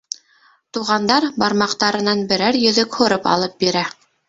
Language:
Bashkir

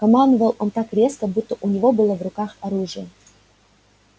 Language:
Russian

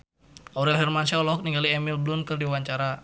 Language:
Sundanese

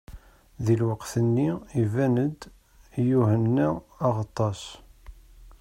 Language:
Kabyle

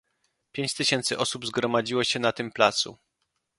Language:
Polish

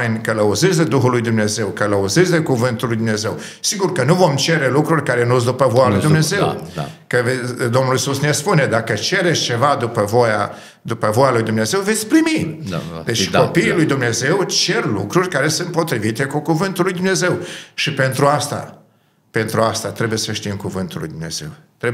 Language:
Romanian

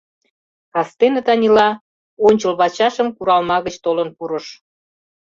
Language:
Mari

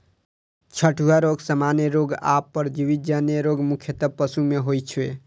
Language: Maithili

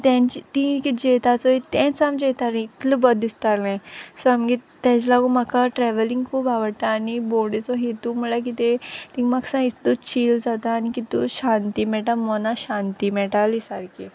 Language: Konkani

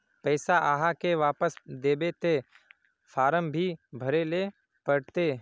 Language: Magahi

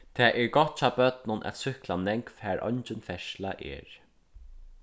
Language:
Faroese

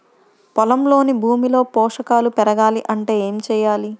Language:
Telugu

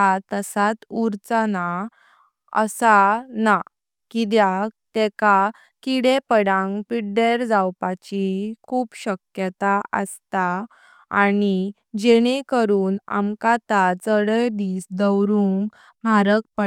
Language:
Konkani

